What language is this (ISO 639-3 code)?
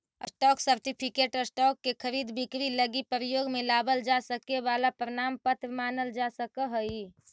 mag